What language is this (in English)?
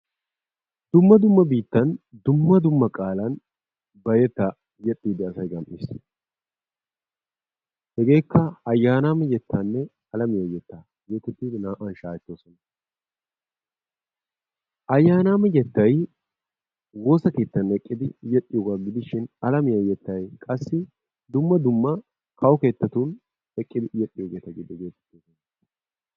Wolaytta